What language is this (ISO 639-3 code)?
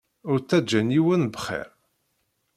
kab